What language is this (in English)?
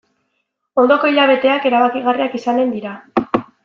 Basque